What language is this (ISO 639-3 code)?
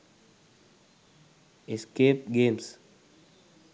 sin